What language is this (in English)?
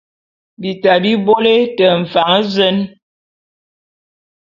Bulu